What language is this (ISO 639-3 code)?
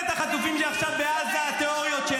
heb